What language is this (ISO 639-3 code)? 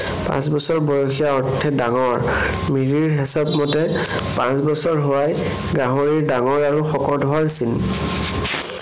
asm